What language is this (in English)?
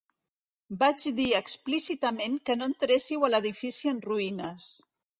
Catalan